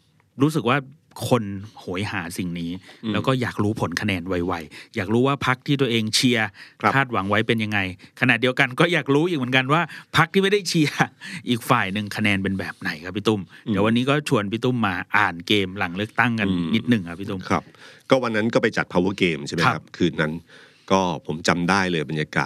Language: Thai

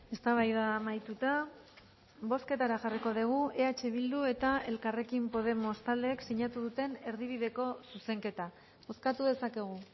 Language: Basque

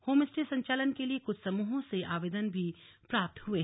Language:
Hindi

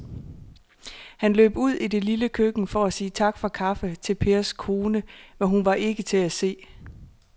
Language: Danish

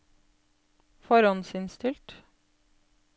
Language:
Norwegian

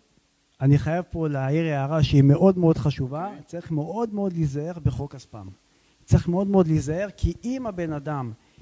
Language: Hebrew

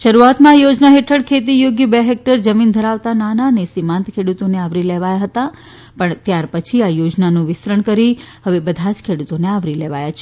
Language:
Gujarati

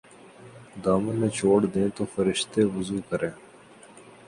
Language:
Urdu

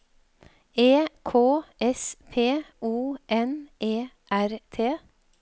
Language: Norwegian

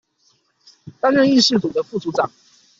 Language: Chinese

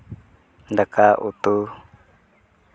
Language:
Santali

